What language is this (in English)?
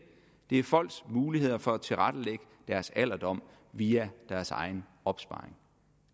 Danish